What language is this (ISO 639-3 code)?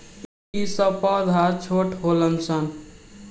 bho